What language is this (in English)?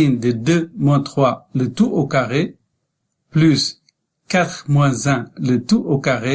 French